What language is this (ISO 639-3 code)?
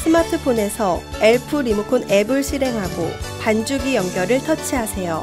kor